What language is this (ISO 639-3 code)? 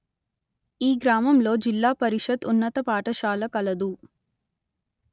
tel